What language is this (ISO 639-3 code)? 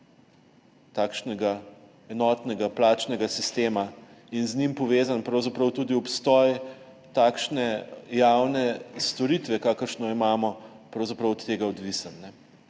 slv